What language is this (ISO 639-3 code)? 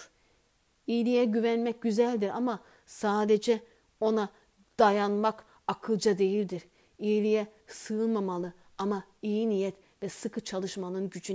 tur